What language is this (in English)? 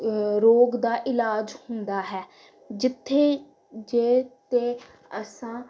Punjabi